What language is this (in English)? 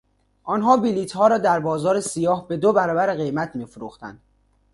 Persian